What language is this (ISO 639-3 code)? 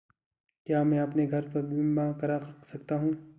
hin